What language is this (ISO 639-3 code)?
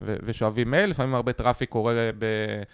heb